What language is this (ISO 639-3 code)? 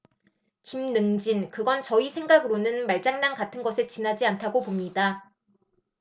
kor